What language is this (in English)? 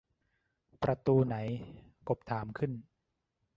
Thai